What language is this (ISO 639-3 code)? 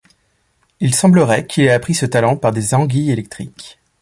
fra